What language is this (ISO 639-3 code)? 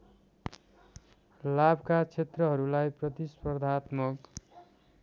nep